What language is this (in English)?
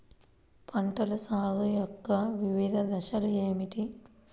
Telugu